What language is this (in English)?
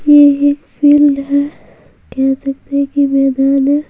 Hindi